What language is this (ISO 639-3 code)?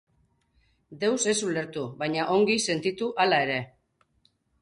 eus